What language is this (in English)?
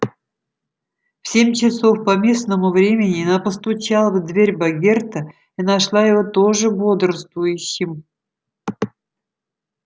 Russian